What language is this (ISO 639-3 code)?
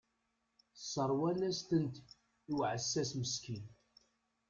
kab